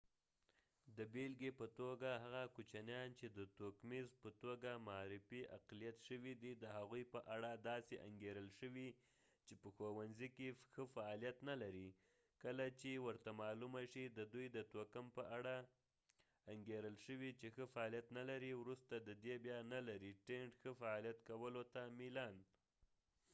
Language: Pashto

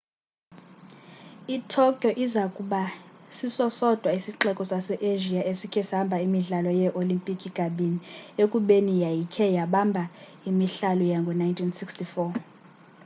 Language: Xhosa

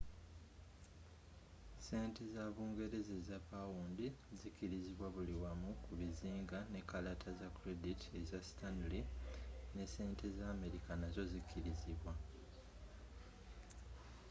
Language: Ganda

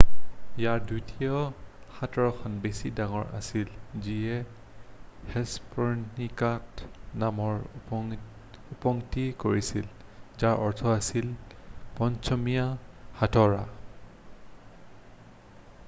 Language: Assamese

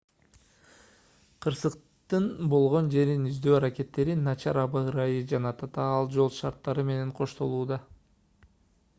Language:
Kyrgyz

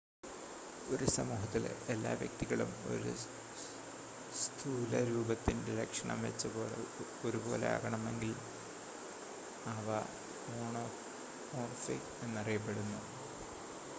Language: Malayalam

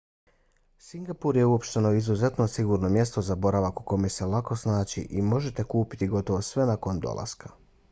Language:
Bosnian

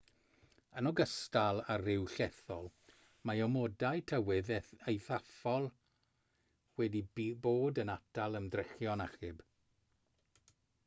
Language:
Welsh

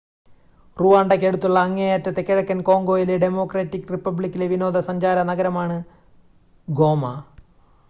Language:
Malayalam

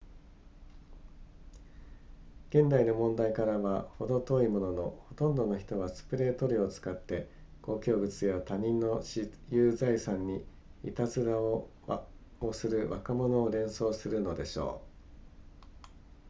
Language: Japanese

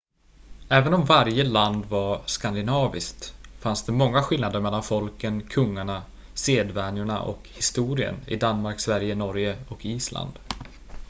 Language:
Swedish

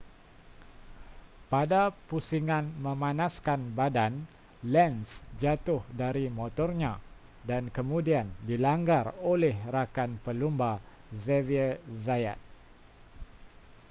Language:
Malay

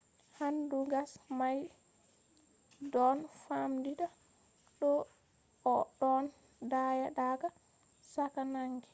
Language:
Fula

